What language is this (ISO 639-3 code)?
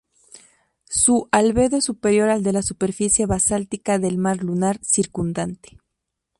spa